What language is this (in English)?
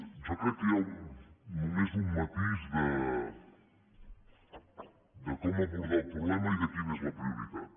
Catalan